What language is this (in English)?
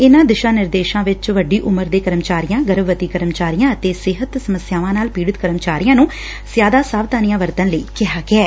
Punjabi